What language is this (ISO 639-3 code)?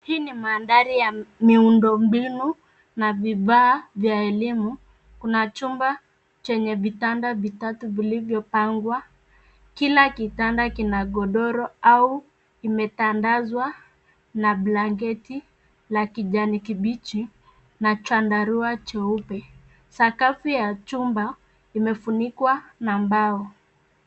swa